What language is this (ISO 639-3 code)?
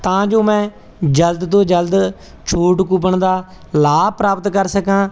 pan